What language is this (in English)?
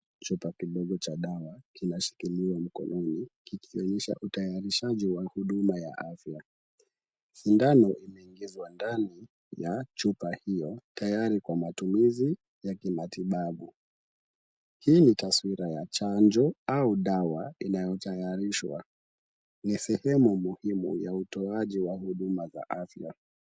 Swahili